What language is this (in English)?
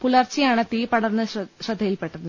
Malayalam